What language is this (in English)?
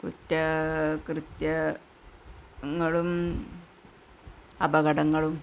Malayalam